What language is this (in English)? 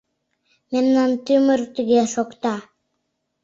Mari